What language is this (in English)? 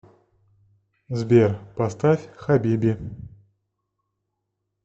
Russian